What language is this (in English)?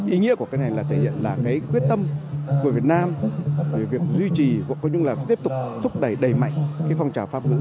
Vietnamese